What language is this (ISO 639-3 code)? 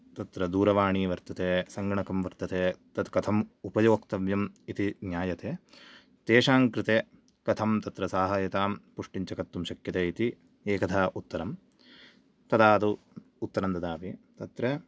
san